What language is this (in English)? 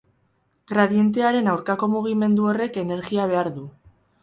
Basque